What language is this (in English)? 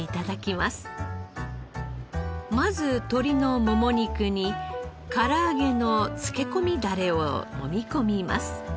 Japanese